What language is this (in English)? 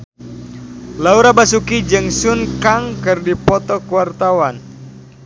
Sundanese